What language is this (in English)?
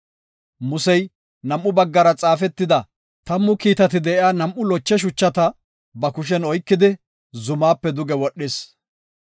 Gofa